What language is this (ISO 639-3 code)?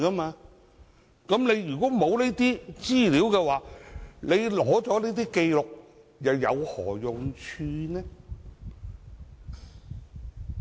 yue